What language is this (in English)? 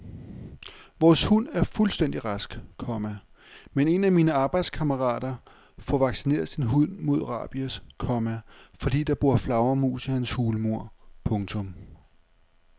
Danish